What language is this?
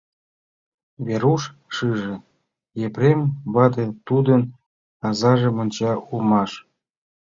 Mari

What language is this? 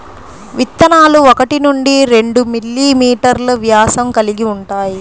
Telugu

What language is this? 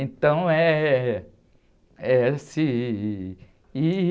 Portuguese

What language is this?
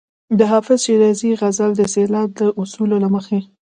Pashto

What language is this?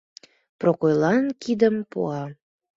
Mari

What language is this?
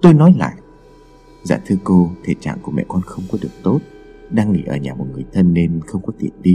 Vietnamese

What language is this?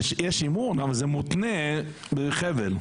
Hebrew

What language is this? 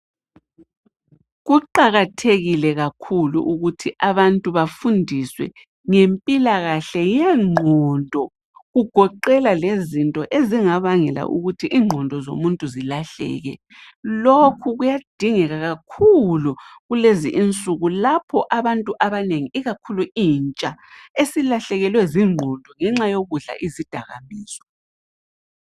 North Ndebele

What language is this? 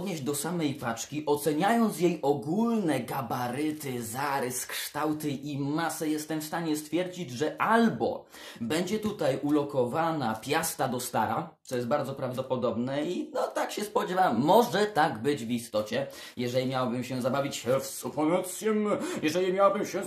Polish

